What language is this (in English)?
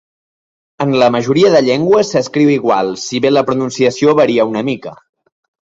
Catalan